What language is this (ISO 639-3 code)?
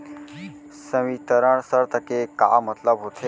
hne